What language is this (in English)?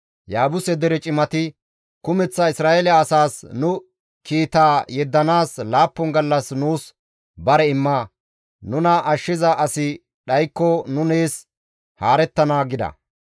Gamo